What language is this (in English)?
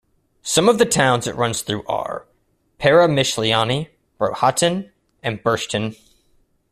English